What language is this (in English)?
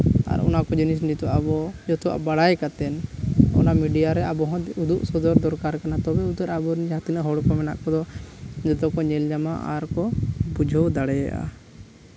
Santali